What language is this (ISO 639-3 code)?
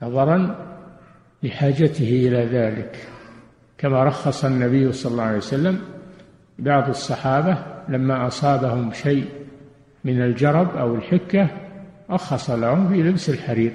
ara